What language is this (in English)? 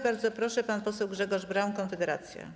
Polish